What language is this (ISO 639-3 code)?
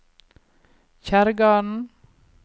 nor